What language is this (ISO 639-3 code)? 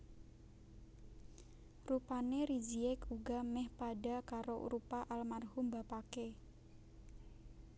jav